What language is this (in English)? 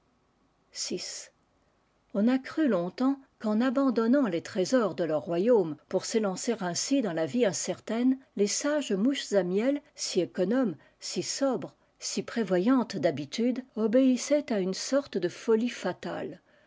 French